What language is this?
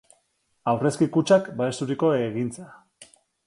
Basque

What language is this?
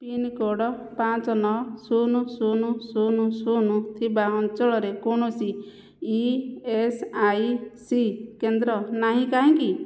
Odia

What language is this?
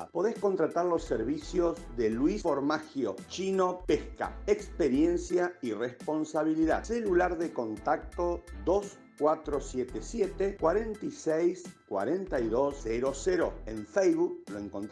Spanish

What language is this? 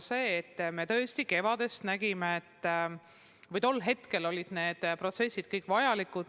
Estonian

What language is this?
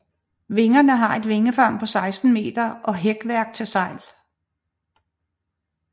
Danish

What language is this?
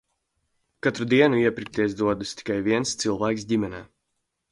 Latvian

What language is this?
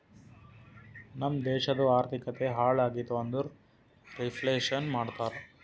Kannada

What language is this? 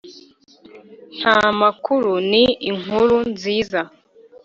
Kinyarwanda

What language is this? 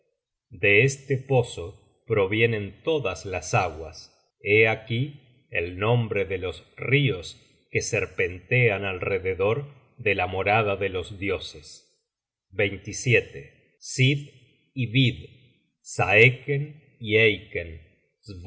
Spanish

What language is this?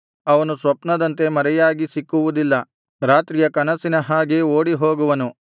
Kannada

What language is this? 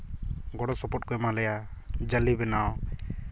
Santali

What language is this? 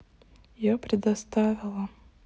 Russian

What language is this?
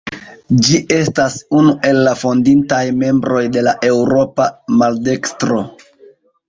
Esperanto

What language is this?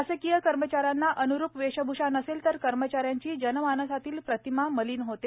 Marathi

